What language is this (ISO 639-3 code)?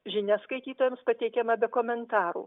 lit